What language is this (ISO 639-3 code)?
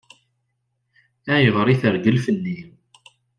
kab